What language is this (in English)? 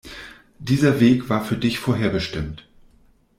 German